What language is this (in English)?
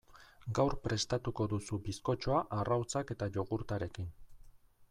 Basque